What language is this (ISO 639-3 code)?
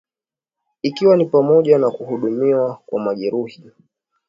swa